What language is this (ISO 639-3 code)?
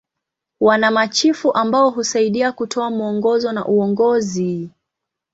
swa